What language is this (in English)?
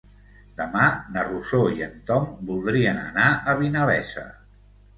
Catalan